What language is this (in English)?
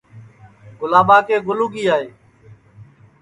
Sansi